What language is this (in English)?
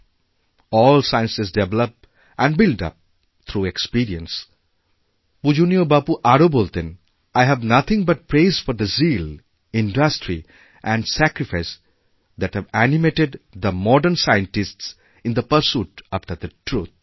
Bangla